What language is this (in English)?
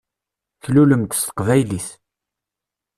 Kabyle